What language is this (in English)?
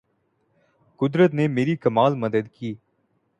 Urdu